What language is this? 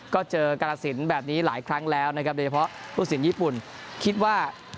Thai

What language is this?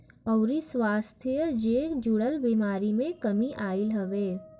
Bhojpuri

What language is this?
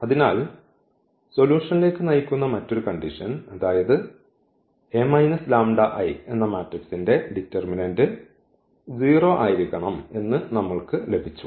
Malayalam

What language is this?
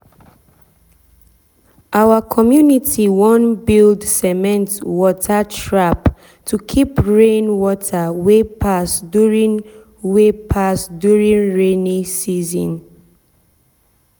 Nigerian Pidgin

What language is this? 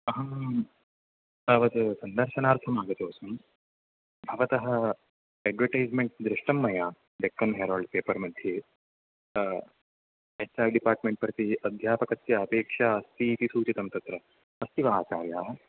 Sanskrit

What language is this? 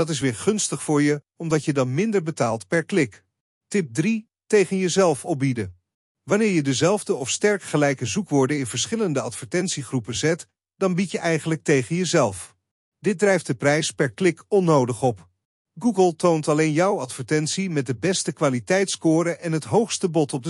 Dutch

